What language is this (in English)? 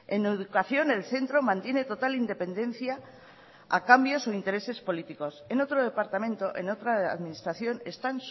Spanish